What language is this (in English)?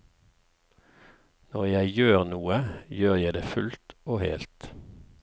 Norwegian